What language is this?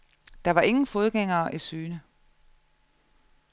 Danish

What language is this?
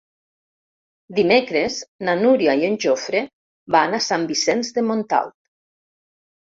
Catalan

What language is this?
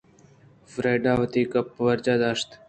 Eastern Balochi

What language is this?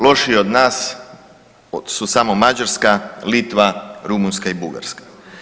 Croatian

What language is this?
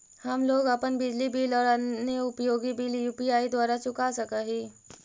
Magahi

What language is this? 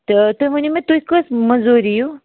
Kashmiri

